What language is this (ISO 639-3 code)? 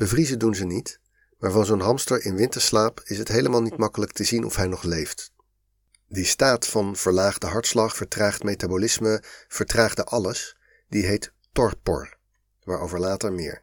nld